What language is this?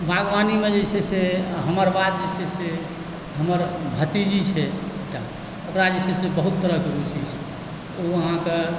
Maithili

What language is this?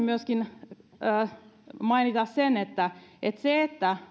Finnish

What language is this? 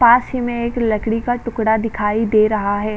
Hindi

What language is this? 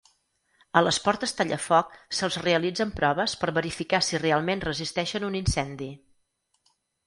Catalan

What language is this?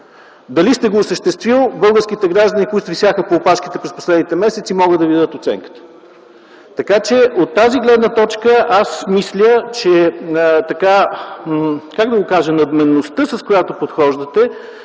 Bulgarian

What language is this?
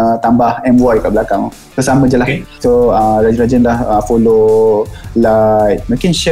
Malay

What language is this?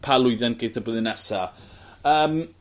Welsh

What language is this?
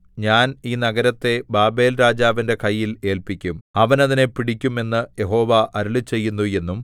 Malayalam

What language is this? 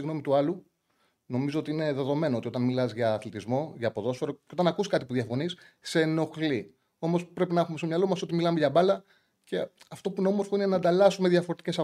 Greek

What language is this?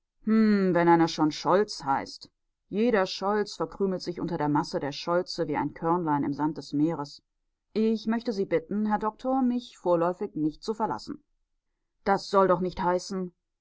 German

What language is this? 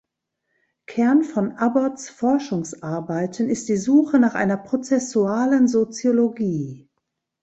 German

